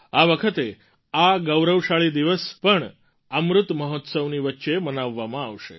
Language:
Gujarati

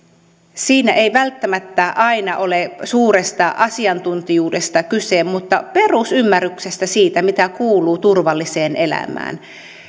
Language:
Finnish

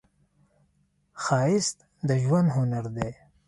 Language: Pashto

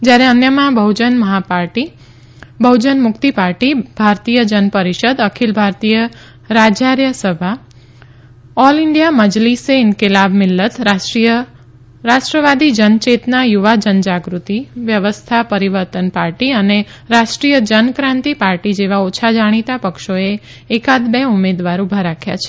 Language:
Gujarati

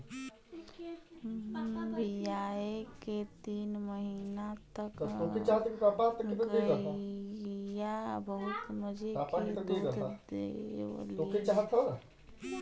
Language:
Bhojpuri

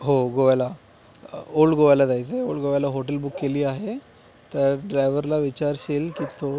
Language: Marathi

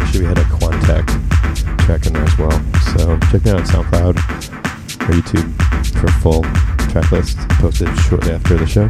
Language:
English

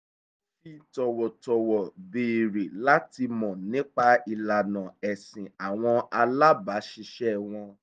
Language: Yoruba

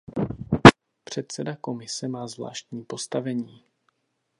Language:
Czech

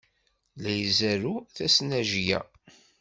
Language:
Kabyle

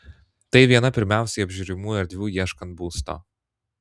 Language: Lithuanian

